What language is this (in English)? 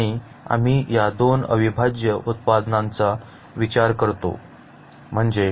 Marathi